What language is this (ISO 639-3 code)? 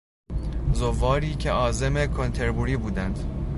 fas